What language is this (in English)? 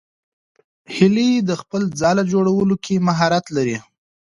Pashto